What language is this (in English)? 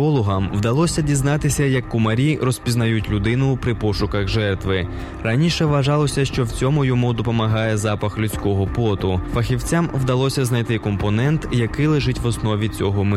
Ukrainian